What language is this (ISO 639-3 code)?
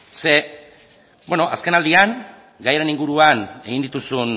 eus